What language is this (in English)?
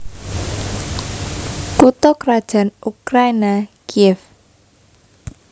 Javanese